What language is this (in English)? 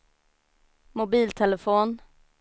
Swedish